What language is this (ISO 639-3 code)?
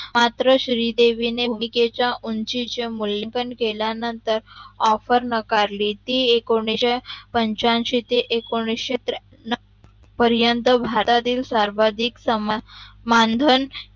mar